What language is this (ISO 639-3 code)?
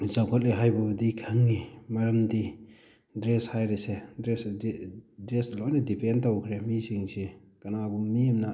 mni